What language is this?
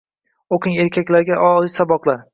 Uzbek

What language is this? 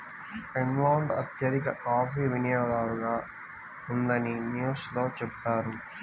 Telugu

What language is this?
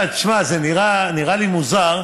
Hebrew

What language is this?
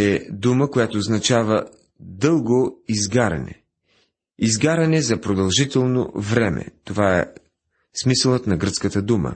Bulgarian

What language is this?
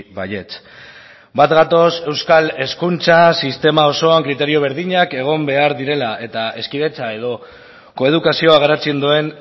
Basque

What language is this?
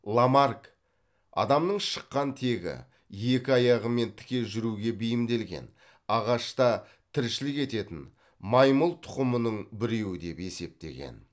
Kazakh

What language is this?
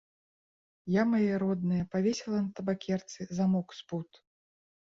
Belarusian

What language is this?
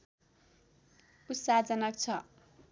Nepali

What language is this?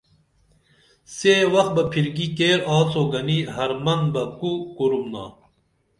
Dameli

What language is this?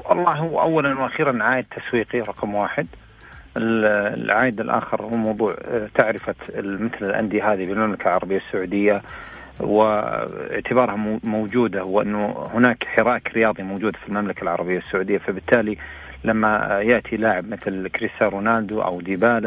Arabic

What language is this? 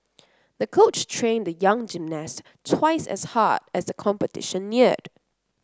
English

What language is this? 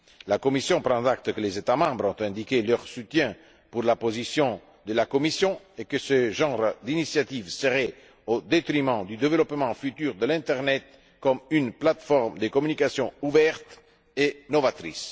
French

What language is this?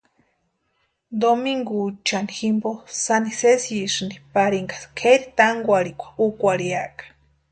Western Highland Purepecha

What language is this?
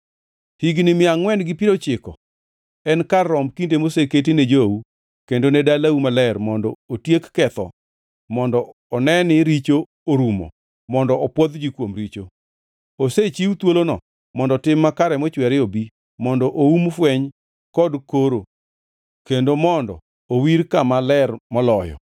Luo (Kenya and Tanzania)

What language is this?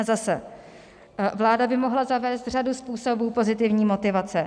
Czech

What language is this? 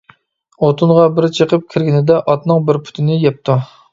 Uyghur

